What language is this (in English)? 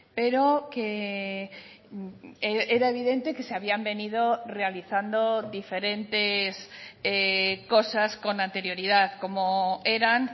Spanish